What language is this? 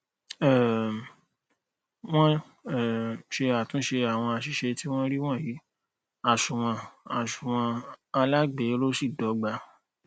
Yoruba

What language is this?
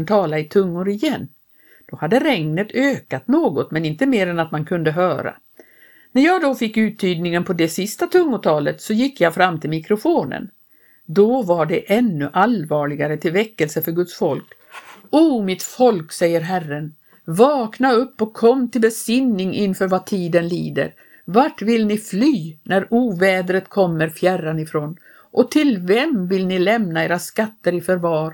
Swedish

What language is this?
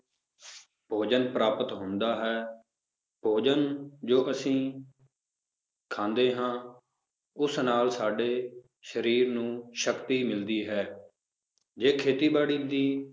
Punjabi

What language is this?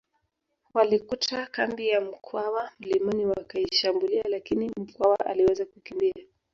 Swahili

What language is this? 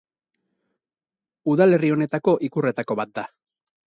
Basque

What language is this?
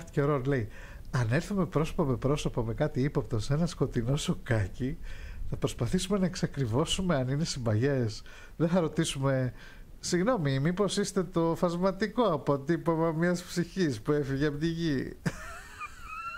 Greek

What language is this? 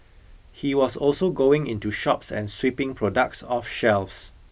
English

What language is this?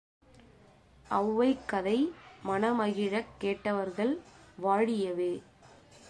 Tamil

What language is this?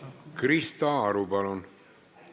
Estonian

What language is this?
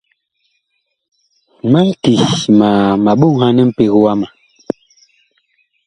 Bakoko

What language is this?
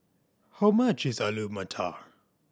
English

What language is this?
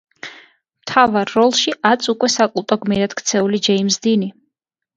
Georgian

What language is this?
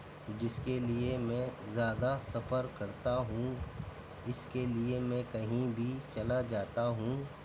Urdu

